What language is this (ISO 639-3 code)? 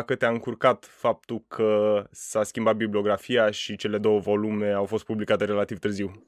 ron